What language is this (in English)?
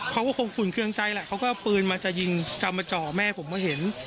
Thai